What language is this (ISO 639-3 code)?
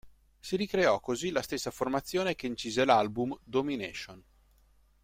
ita